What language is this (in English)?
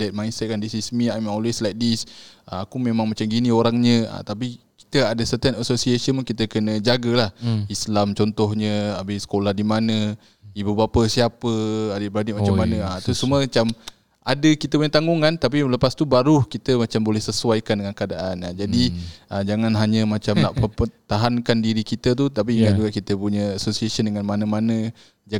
Malay